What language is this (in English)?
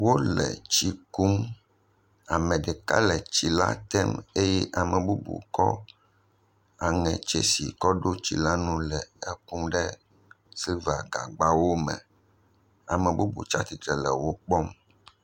Ewe